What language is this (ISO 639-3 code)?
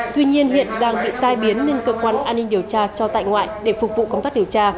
vie